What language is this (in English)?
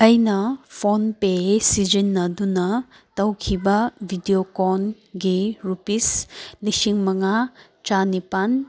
Manipuri